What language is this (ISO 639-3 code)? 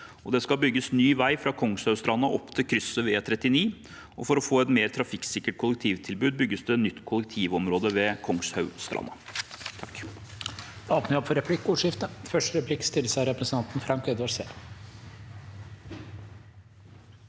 nor